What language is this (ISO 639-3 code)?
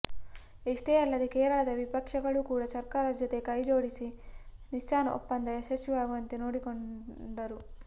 kan